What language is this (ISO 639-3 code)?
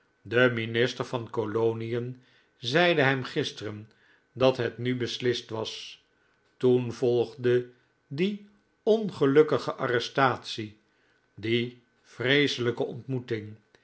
nld